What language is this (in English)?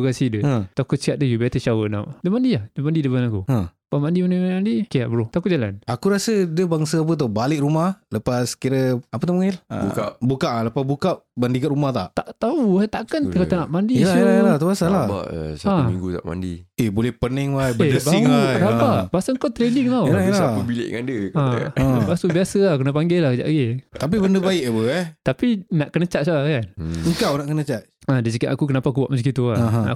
Malay